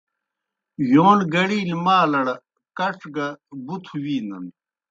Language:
Kohistani Shina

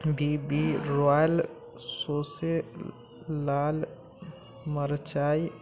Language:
Maithili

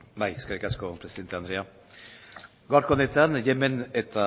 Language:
Basque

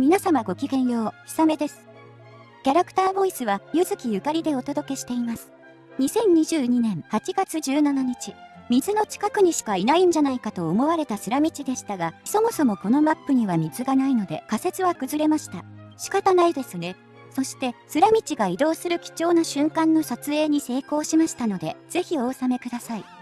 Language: Japanese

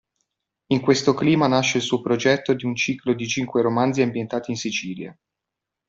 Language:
Italian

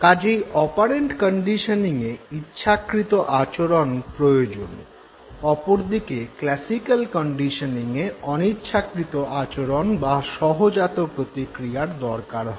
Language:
Bangla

